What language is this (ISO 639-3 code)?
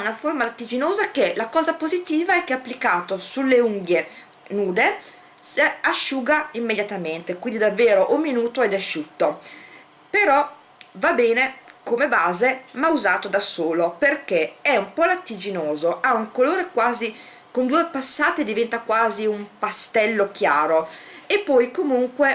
ita